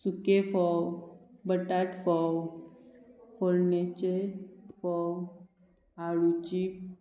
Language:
Konkani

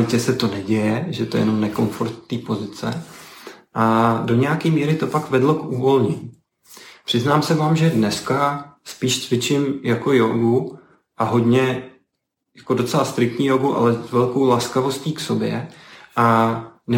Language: Czech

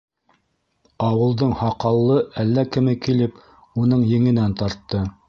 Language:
Bashkir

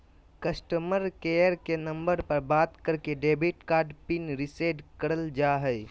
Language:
Magahi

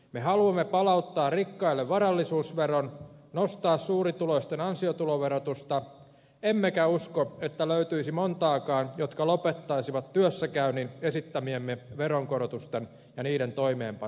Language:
Finnish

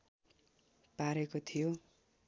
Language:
Nepali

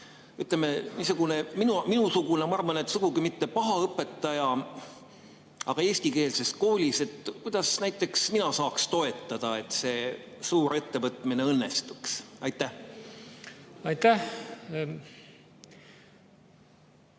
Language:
Estonian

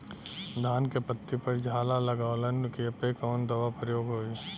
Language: Bhojpuri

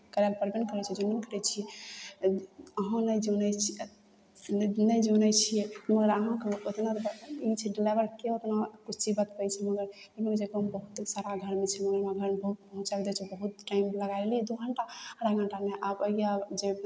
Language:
Maithili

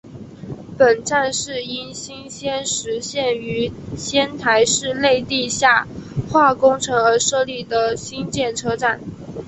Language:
Chinese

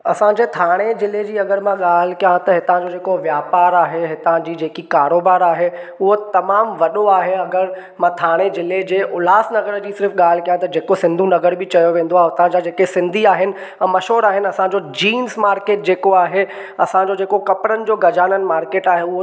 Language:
Sindhi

